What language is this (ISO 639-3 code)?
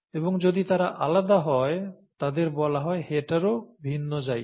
ben